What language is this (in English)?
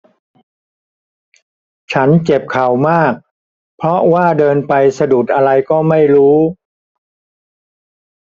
Thai